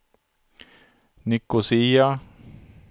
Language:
Swedish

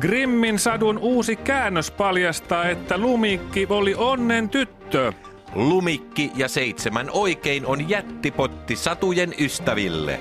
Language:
Finnish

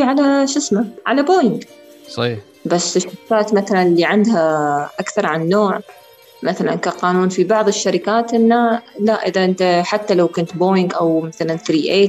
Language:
Arabic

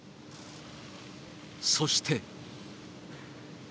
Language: Japanese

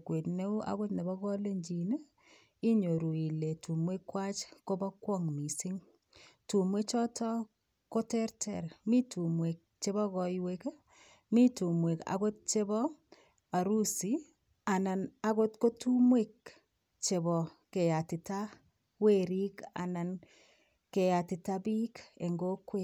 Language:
Kalenjin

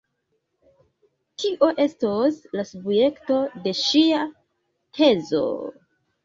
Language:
Esperanto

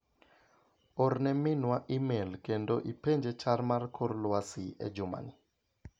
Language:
Luo (Kenya and Tanzania)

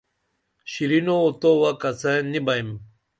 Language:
Dameli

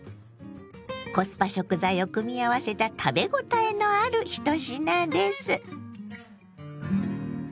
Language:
Japanese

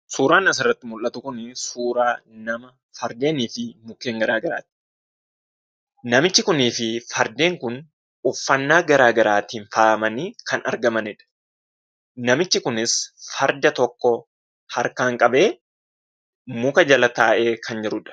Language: Oromo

